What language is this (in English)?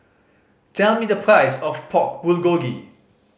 English